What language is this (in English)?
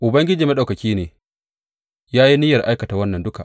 Hausa